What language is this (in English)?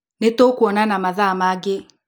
Kikuyu